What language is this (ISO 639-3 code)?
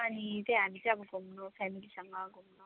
nep